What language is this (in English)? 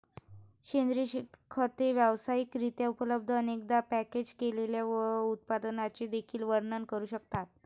Marathi